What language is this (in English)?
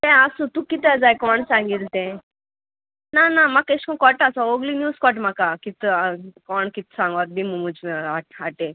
Konkani